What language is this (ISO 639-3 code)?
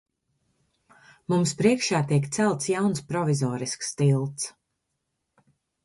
lav